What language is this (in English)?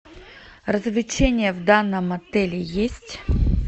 Russian